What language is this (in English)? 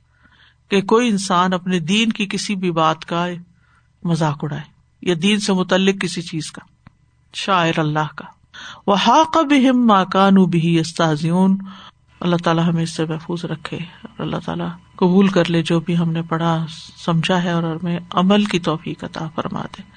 Urdu